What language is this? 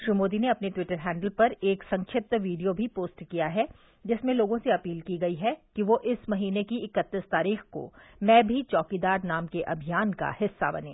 Hindi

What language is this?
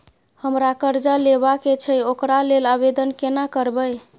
Maithili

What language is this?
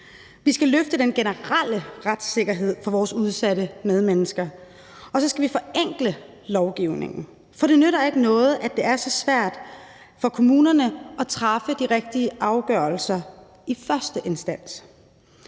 Danish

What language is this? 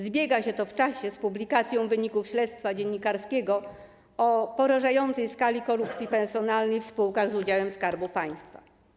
Polish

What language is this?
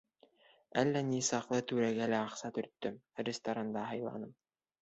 Bashkir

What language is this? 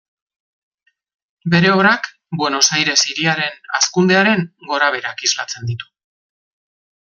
Basque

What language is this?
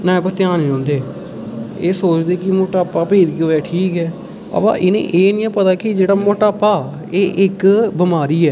Dogri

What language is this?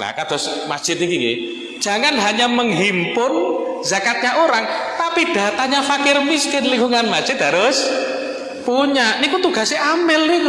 Indonesian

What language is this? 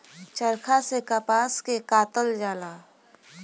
Bhojpuri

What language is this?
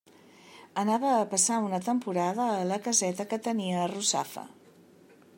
Catalan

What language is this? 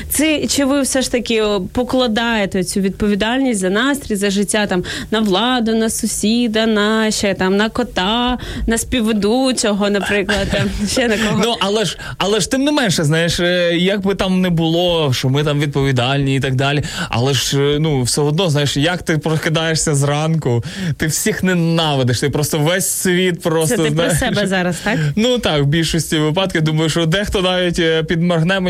Ukrainian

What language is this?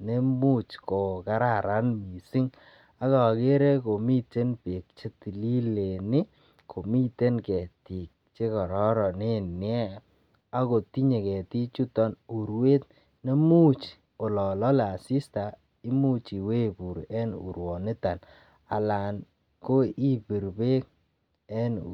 Kalenjin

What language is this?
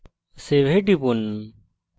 Bangla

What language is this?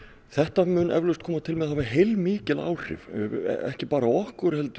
Icelandic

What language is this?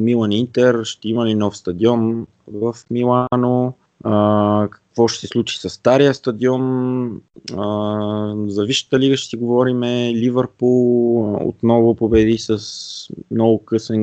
Bulgarian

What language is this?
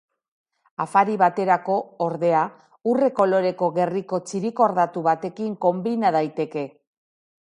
Basque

